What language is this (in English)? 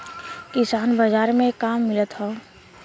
Bhojpuri